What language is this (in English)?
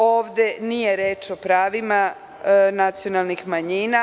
Serbian